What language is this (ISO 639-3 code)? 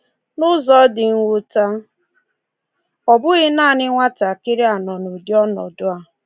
ibo